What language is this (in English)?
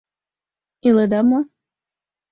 Mari